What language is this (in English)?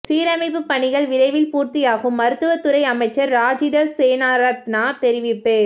Tamil